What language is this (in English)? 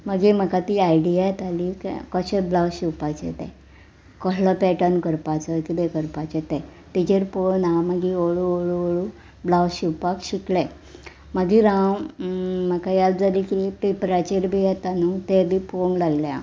Konkani